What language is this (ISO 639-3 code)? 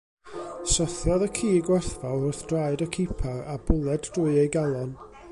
cym